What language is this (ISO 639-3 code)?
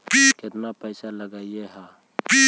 mag